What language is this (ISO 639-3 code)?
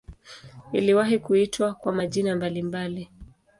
swa